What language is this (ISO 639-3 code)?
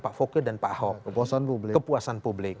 ind